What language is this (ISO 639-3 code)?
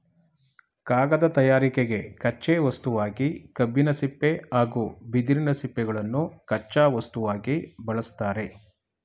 kan